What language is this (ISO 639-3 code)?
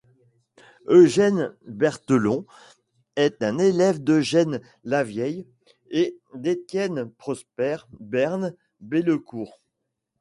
fra